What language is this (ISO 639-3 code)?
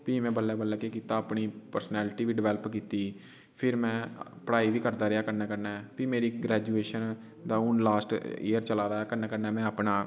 doi